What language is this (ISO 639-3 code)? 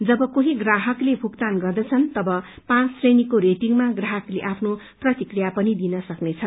nep